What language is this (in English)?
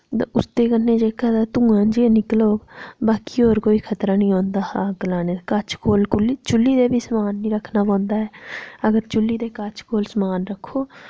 Dogri